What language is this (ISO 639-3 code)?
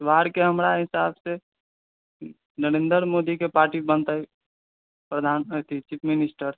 mai